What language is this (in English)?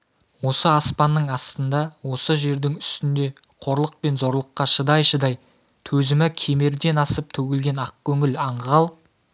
Kazakh